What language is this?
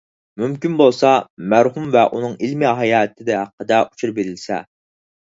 Uyghur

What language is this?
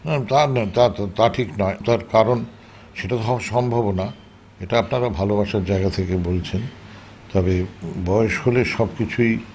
Bangla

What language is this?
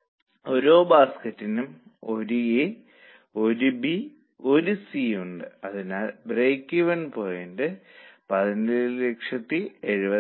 Malayalam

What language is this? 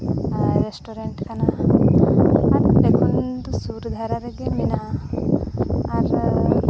Santali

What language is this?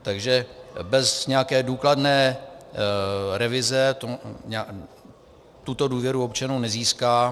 Czech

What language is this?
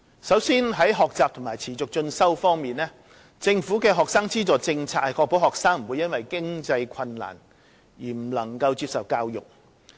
Cantonese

